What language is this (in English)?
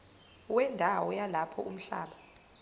Zulu